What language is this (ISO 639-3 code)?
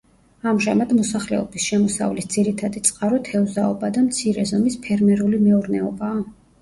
kat